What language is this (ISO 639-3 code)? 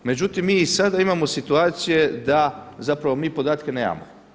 hrv